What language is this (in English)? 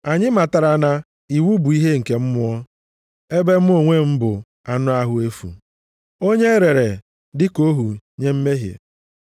Igbo